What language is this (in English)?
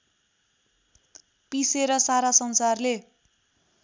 Nepali